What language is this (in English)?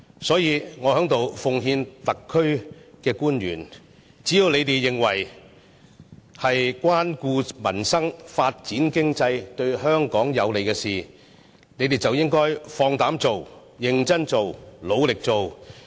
Cantonese